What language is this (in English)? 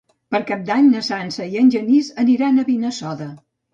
Catalan